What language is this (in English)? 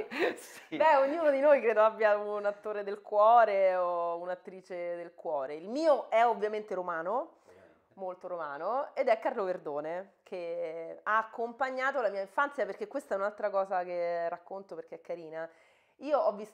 Italian